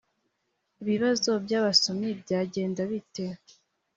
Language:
Kinyarwanda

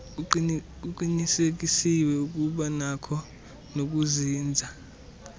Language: Xhosa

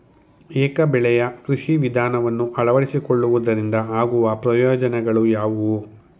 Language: Kannada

